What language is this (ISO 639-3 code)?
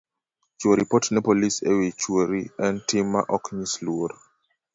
luo